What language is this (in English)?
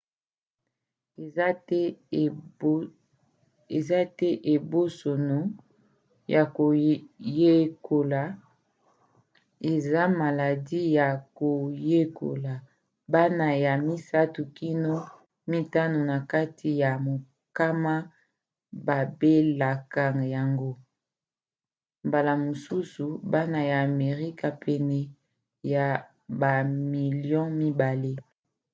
Lingala